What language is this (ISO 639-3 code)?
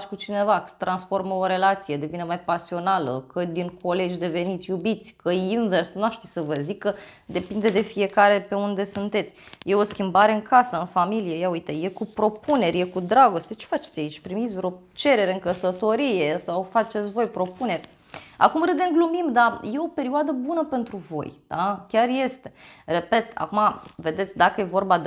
ron